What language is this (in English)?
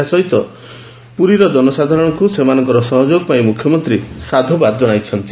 Odia